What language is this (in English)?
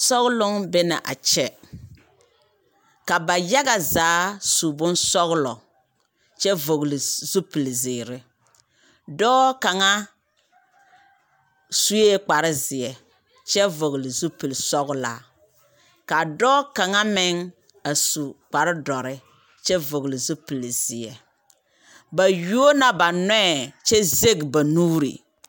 Southern Dagaare